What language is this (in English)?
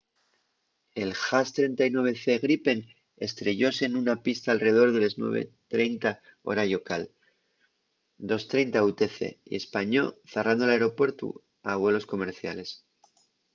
Asturian